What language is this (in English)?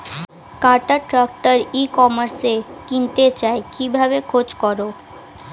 Bangla